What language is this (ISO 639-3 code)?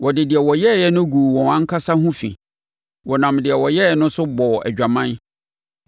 aka